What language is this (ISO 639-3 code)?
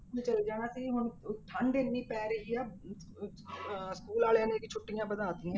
pan